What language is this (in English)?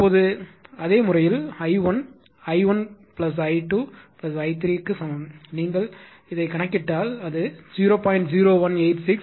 Tamil